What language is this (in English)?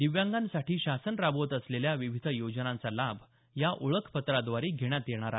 Marathi